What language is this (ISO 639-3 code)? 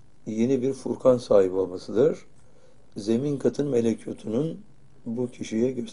tur